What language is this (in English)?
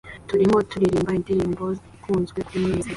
Kinyarwanda